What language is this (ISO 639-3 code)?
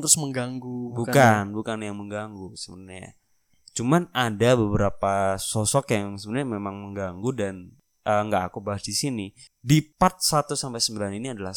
ind